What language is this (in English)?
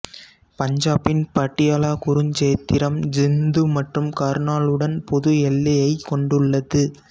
Tamil